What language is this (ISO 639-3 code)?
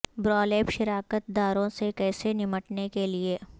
urd